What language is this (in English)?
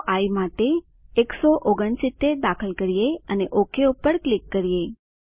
Gujarati